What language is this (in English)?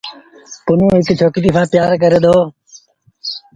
Sindhi Bhil